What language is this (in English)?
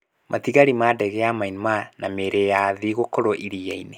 Kikuyu